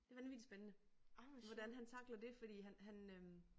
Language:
Danish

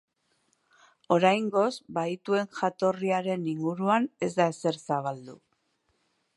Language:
Basque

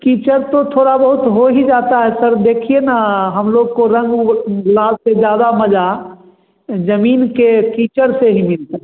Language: Hindi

